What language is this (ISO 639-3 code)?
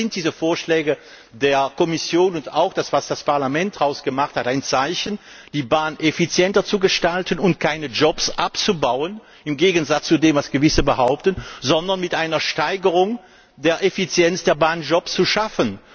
deu